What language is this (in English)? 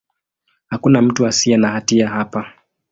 Swahili